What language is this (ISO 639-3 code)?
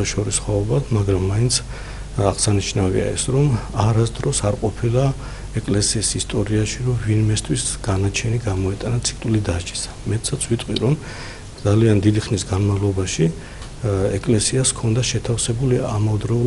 ron